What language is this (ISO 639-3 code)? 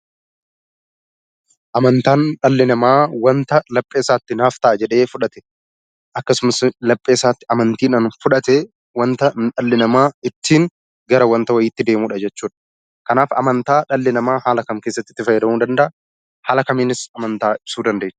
orm